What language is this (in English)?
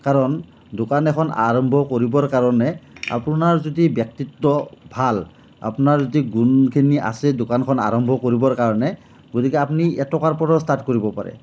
Assamese